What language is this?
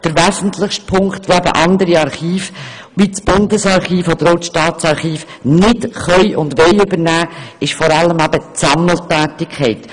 Swiss German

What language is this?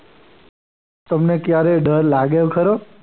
Gujarati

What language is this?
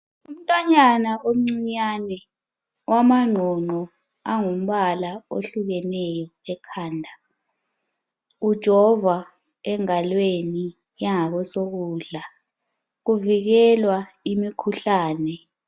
North Ndebele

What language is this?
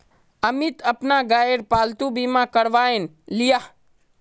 Magahi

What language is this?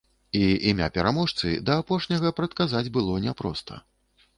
Belarusian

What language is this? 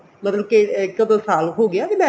Punjabi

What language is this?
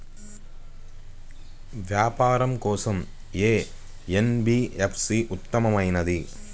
Telugu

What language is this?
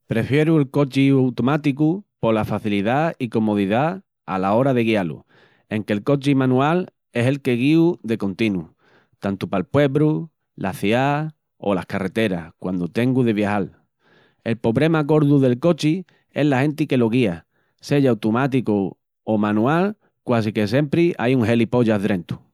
Extremaduran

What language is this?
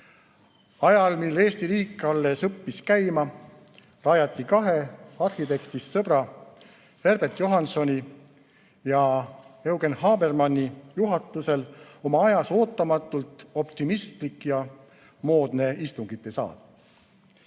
Estonian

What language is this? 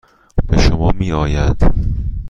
Persian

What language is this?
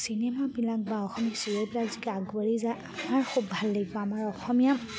Assamese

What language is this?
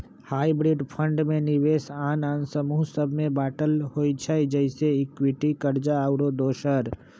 Magahi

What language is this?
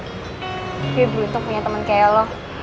Indonesian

